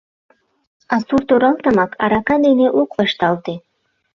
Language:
Mari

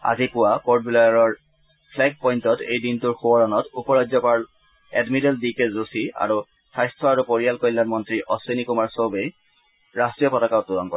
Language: Assamese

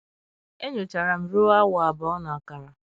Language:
Igbo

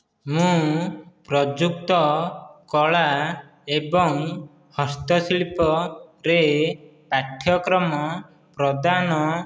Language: Odia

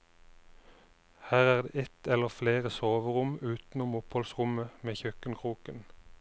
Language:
Norwegian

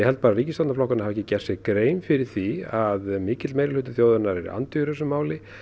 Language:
Icelandic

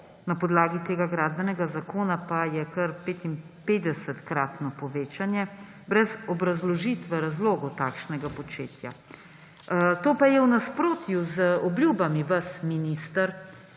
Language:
Slovenian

